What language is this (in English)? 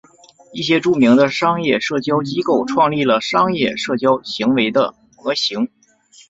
Chinese